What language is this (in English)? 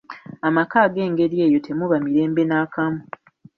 Ganda